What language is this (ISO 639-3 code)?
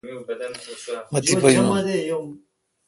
xka